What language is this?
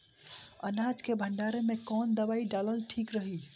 Bhojpuri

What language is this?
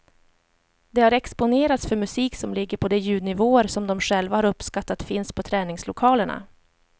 Swedish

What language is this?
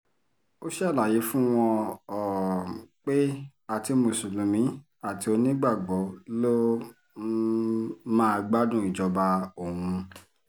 Yoruba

